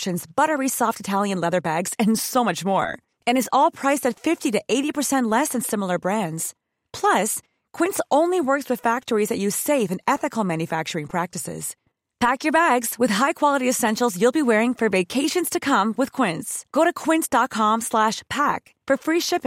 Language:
Swedish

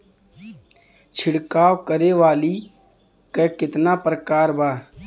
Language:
Bhojpuri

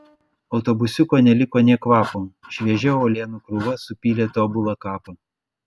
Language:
Lithuanian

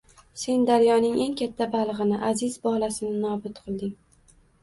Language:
Uzbek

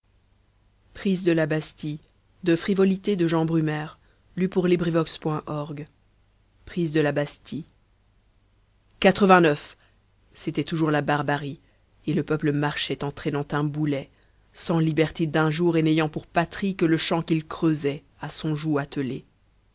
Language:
French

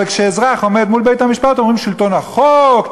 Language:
Hebrew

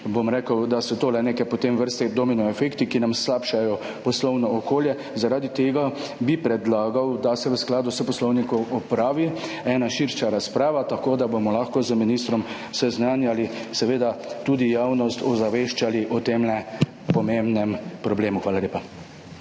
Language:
Slovenian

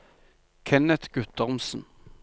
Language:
Norwegian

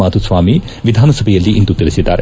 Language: Kannada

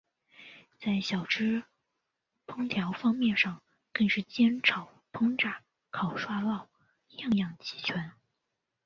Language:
Chinese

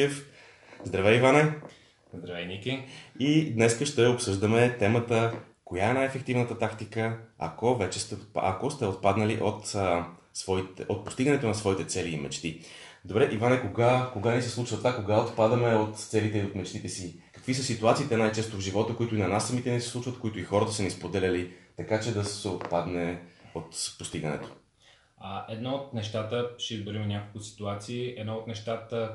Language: Bulgarian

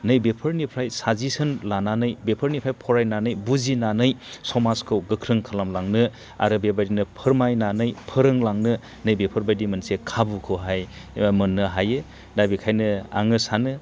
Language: Bodo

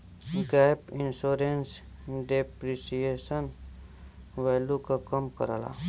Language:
Bhojpuri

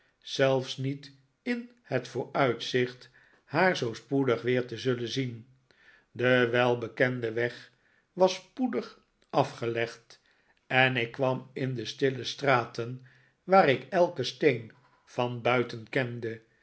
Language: Dutch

